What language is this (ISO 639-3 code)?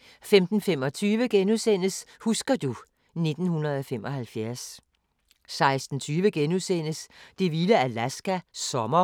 dan